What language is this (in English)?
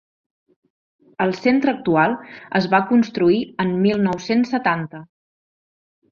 Catalan